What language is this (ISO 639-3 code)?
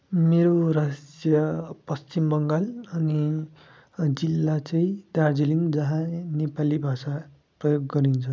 nep